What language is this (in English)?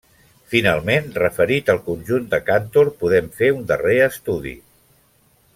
Catalan